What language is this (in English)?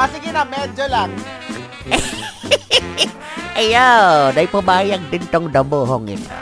Filipino